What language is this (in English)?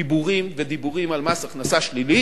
Hebrew